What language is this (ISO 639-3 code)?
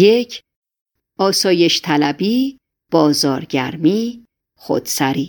fas